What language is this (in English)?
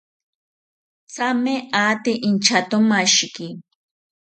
South Ucayali Ashéninka